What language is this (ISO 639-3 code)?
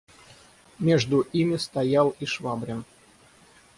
rus